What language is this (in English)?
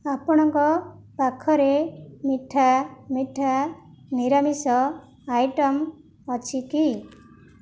Odia